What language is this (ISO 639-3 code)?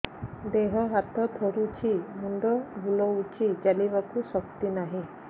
ori